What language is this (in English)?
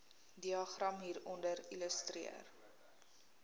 Afrikaans